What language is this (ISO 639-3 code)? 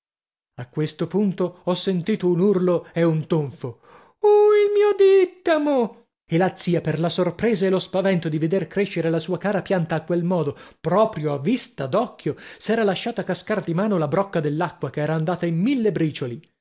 ita